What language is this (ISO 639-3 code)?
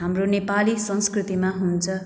nep